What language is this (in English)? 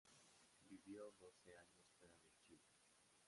Spanish